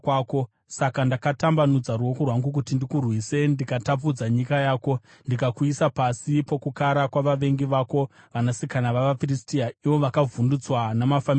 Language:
Shona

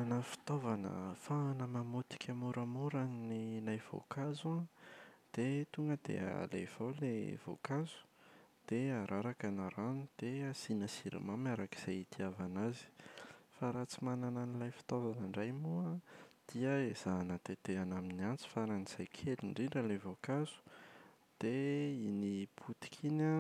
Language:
Malagasy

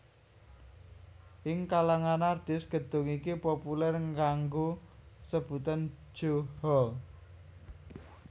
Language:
Javanese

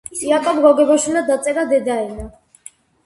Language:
Georgian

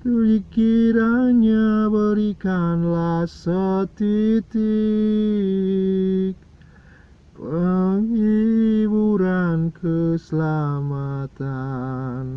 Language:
Indonesian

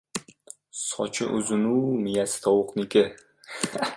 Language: Uzbek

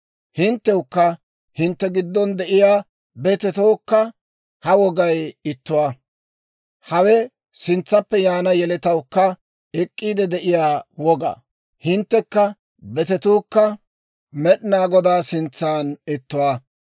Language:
Dawro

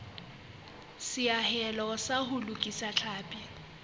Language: Southern Sotho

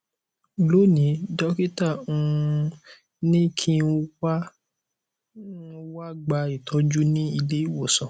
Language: Yoruba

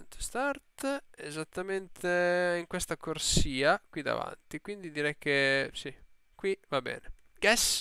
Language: Italian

